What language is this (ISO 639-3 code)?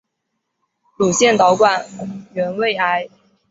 zho